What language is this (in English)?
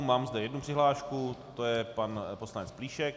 Czech